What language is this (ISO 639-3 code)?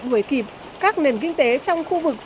vie